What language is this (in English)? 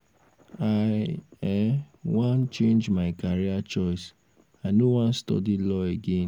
Nigerian Pidgin